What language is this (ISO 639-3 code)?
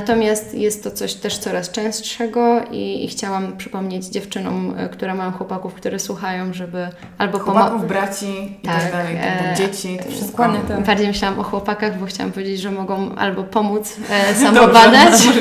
pol